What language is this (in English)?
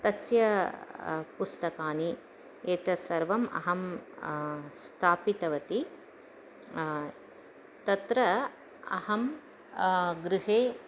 Sanskrit